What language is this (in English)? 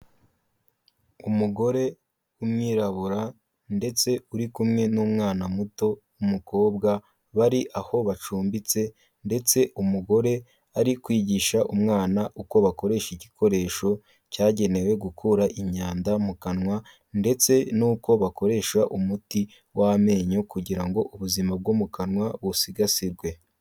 Kinyarwanda